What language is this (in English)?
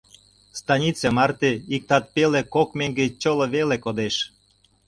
Mari